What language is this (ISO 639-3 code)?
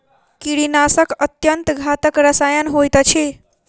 mai